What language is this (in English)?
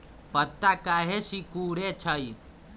Magahi